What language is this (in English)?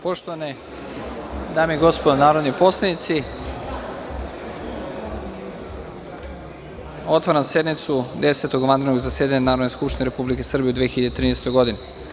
Serbian